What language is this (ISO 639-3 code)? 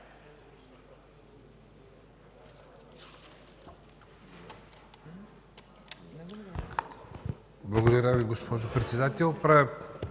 bul